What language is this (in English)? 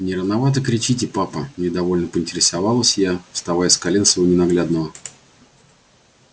Russian